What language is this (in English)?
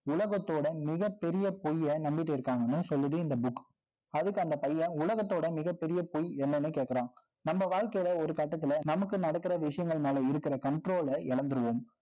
Tamil